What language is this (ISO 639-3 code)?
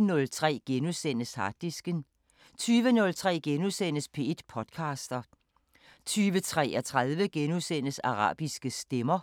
dan